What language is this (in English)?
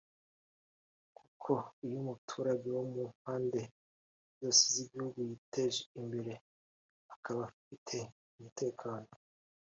Kinyarwanda